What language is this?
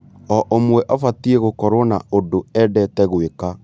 Kikuyu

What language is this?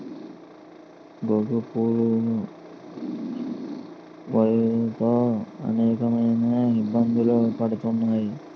Telugu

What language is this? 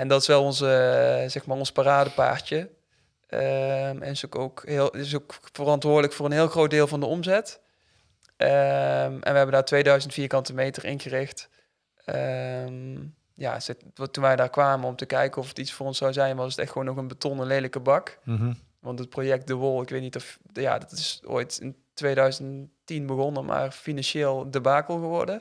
Dutch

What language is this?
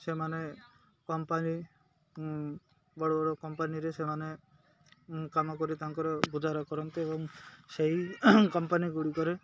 Odia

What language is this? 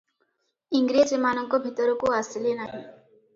Odia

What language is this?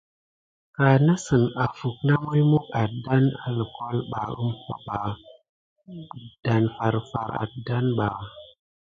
Gidar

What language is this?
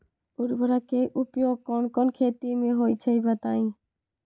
Magahi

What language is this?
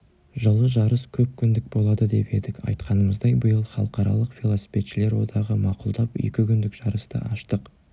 Kazakh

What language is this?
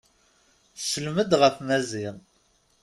Kabyle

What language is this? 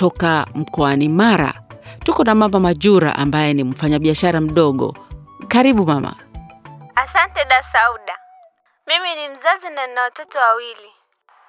Swahili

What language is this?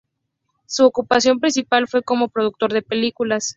Spanish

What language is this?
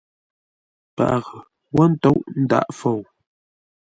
Ngombale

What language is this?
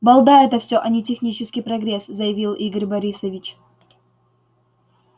Russian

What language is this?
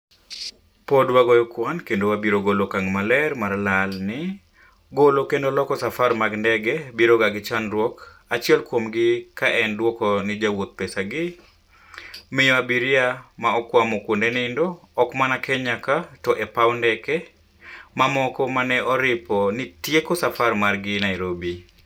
Luo (Kenya and Tanzania)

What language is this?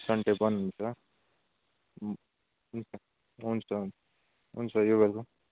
Nepali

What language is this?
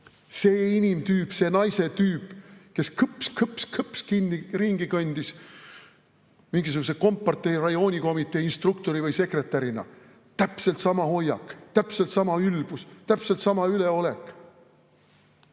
Estonian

